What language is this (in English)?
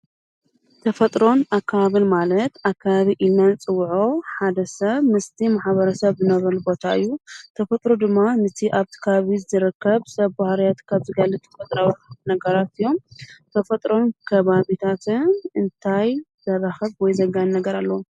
Tigrinya